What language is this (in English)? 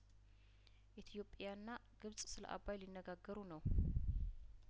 Amharic